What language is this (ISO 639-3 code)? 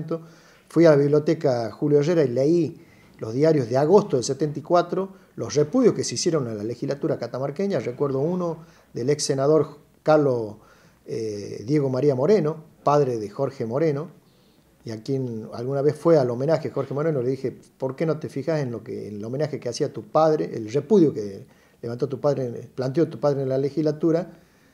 spa